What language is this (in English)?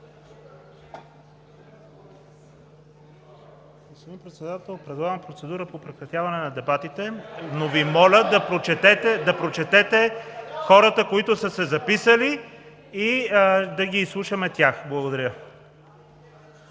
Bulgarian